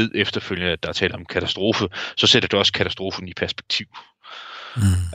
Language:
Danish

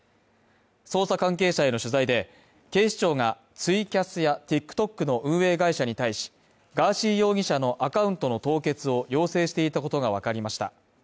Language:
Japanese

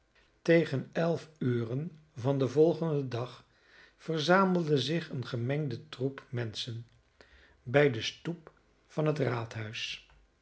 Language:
Dutch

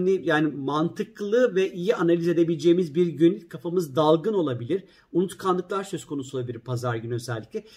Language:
Turkish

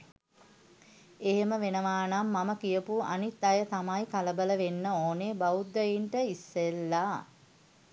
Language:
Sinhala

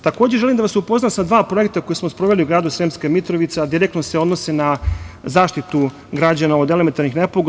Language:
Serbian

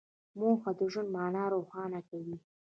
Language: Pashto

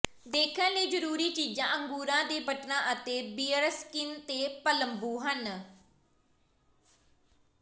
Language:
Punjabi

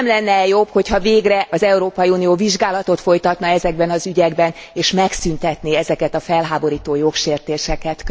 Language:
Hungarian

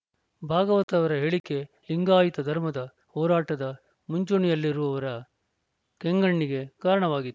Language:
Kannada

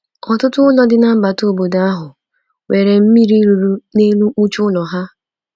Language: Igbo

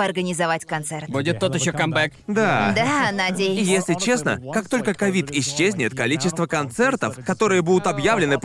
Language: Russian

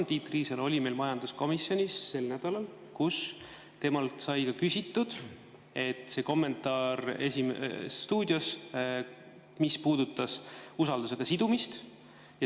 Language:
Estonian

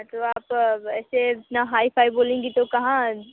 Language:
Hindi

